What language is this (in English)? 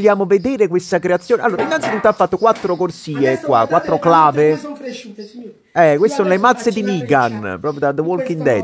Italian